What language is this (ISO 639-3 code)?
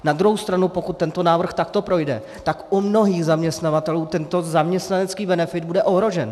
ces